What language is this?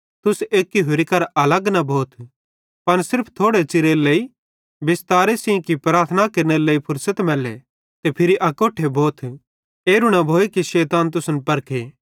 Bhadrawahi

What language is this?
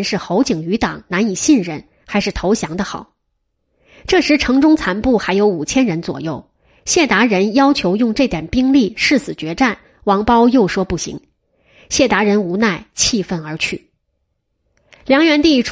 Chinese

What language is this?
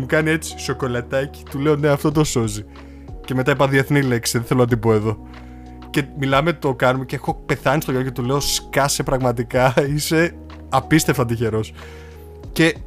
Greek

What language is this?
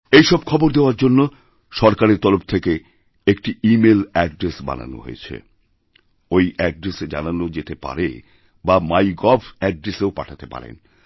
Bangla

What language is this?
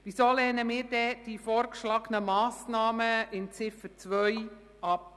Swiss German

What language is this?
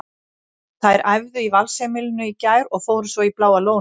Icelandic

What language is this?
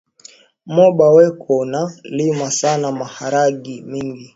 Swahili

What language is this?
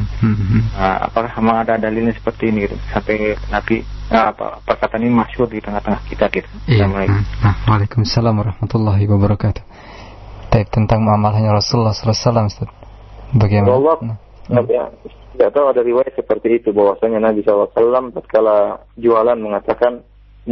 Malay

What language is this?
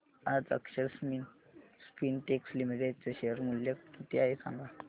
Marathi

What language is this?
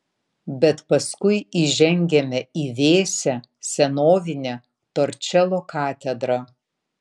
Lithuanian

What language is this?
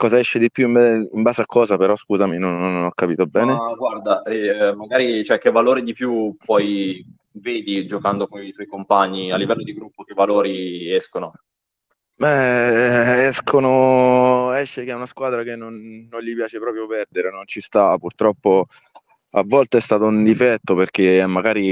Italian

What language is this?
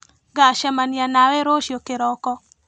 Kikuyu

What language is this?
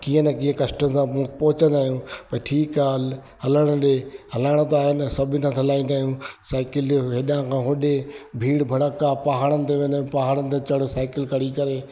Sindhi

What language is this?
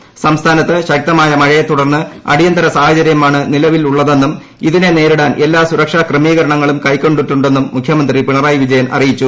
Malayalam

